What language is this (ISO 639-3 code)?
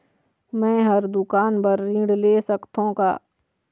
hne